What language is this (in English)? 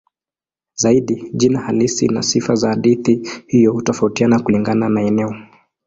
Swahili